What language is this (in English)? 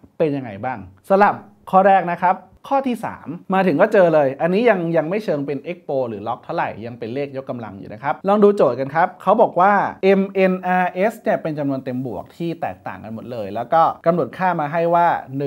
Thai